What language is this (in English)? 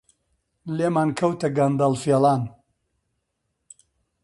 Central Kurdish